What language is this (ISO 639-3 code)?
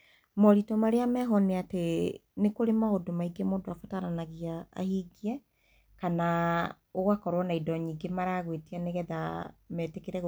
kik